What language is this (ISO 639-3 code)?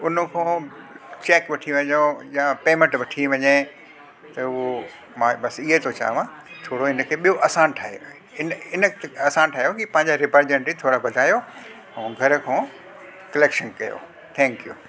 snd